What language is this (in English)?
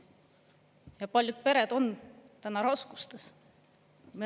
Estonian